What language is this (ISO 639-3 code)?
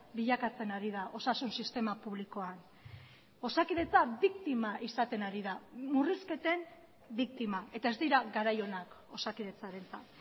eus